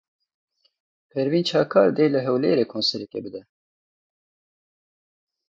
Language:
Kurdish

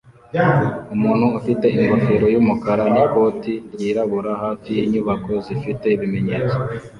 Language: Kinyarwanda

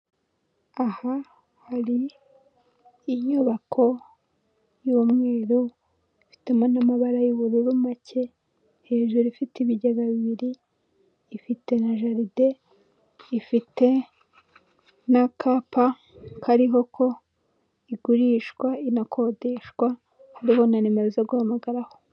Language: Kinyarwanda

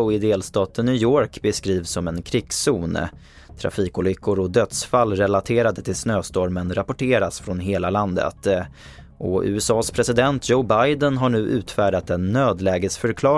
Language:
Swedish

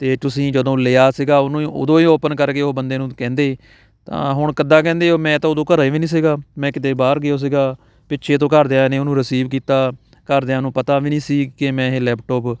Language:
Punjabi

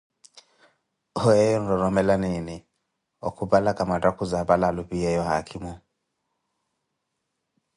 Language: Koti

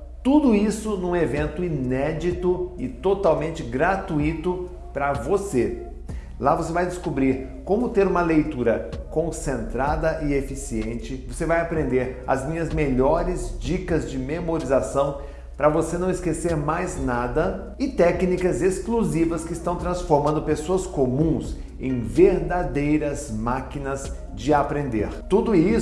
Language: Portuguese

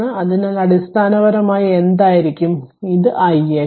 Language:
Malayalam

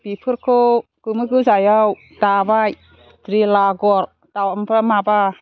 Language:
Bodo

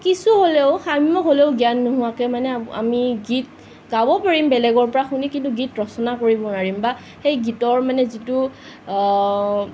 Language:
Assamese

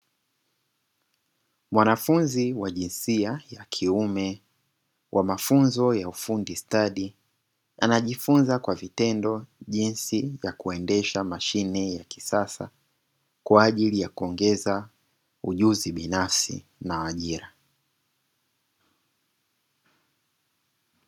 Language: Swahili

